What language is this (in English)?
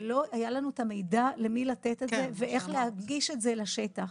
Hebrew